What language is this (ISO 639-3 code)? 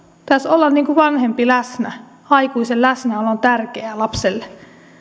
fin